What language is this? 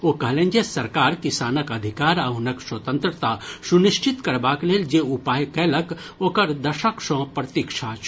Maithili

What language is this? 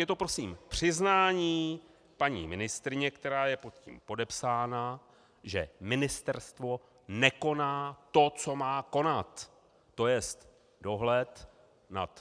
Czech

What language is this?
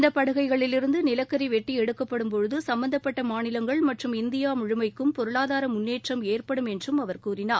Tamil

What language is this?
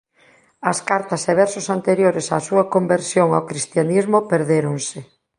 Galician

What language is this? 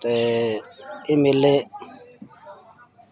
Dogri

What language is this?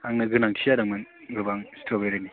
Bodo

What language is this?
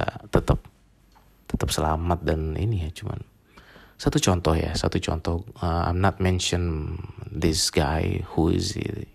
Indonesian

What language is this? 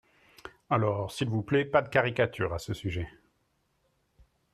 French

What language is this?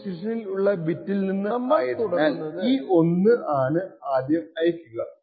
Malayalam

